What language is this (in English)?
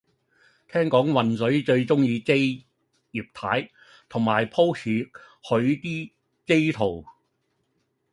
Cantonese